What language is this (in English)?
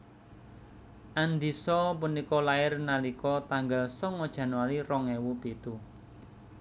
Javanese